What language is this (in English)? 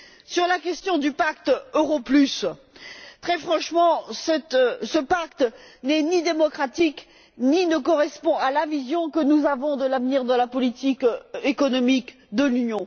French